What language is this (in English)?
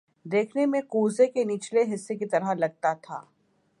Urdu